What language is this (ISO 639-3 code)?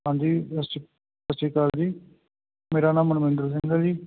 pan